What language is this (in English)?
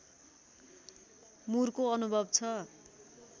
Nepali